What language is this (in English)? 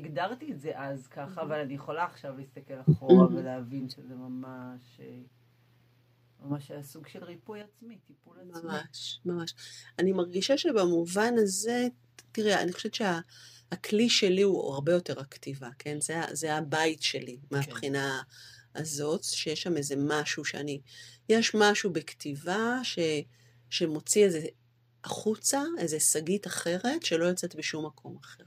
Hebrew